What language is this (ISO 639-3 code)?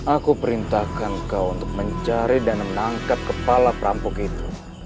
ind